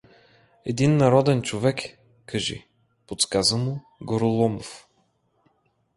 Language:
Bulgarian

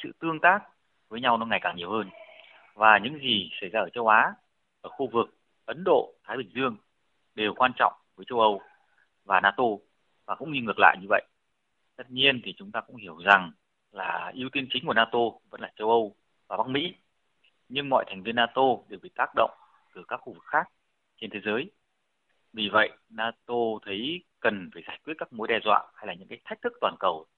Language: Vietnamese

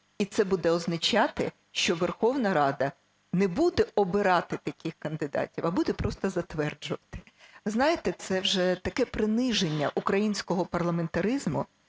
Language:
Ukrainian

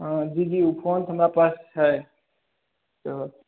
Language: Maithili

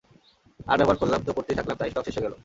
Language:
Bangla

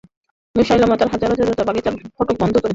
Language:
Bangla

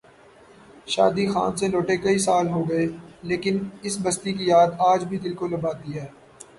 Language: Urdu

